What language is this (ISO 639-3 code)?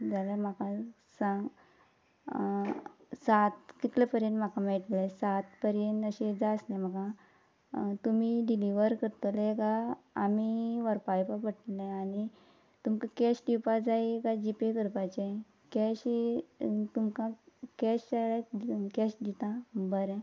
kok